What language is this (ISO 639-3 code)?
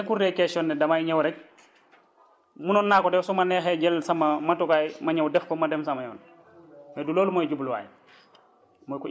wol